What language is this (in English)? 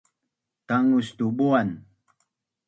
Bunun